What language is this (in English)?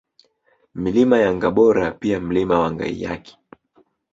Swahili